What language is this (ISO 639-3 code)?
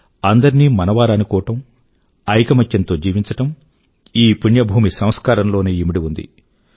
tel